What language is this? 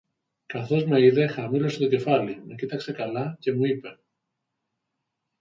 Greek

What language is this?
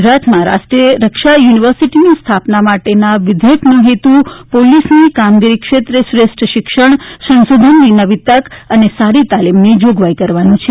Gujarati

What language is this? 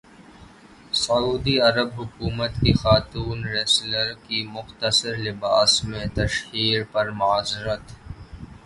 Urdu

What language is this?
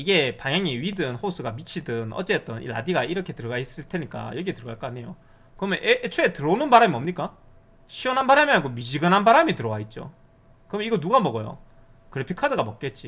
Korean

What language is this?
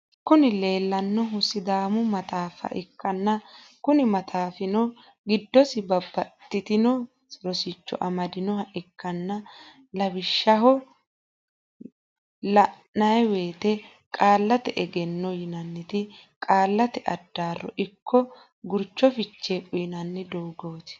Sidamo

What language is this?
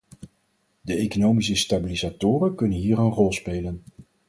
Dutch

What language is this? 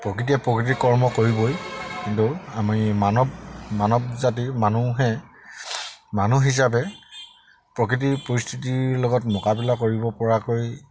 Assamese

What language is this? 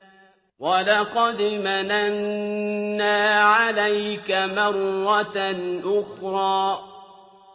Arabic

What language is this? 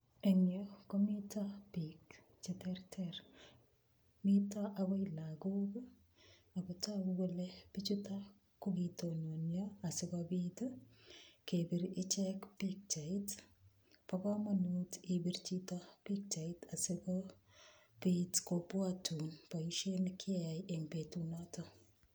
Kalenjin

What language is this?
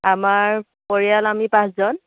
Assamese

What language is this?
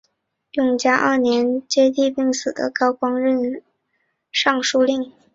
Chinese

